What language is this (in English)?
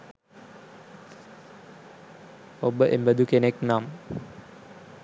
Sinhala